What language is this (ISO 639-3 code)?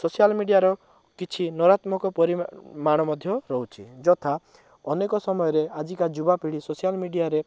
ori